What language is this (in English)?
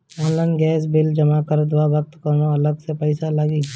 Bhojpuri